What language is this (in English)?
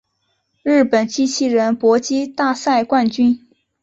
Chinese